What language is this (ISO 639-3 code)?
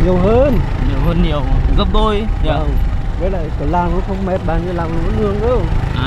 vie